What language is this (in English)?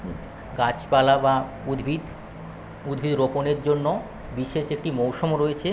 Bangla